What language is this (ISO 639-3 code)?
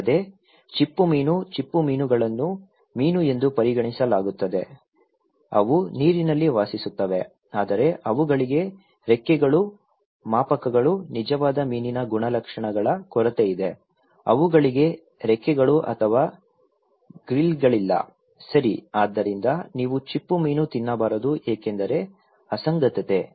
kan